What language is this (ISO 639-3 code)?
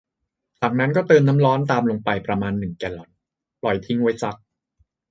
tha